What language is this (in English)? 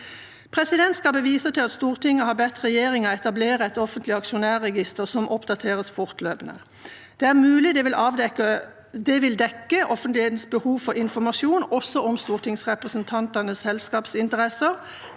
Norwegian